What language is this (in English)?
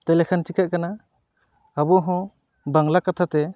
Santali